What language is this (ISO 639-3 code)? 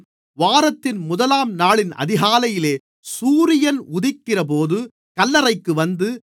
tam